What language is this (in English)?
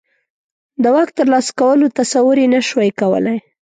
Pashto